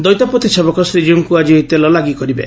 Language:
Odia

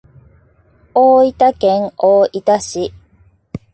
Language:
Japanese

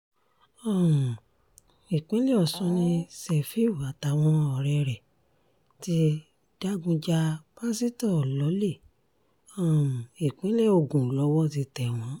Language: Yoruba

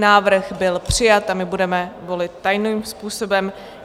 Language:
Czech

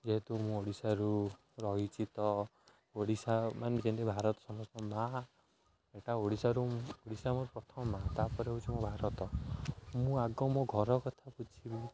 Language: Odia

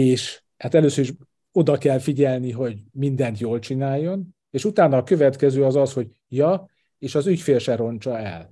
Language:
Hungarian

